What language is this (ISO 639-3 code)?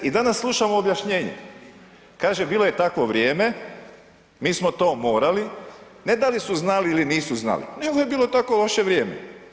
hrv